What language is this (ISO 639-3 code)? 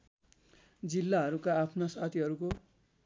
nep